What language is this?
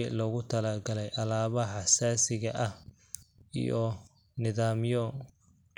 Somali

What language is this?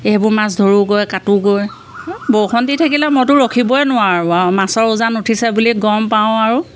Assamese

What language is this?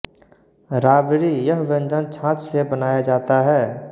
Hindi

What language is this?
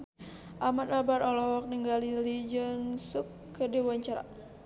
Sundanese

